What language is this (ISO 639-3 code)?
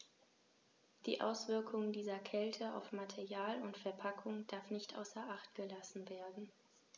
deu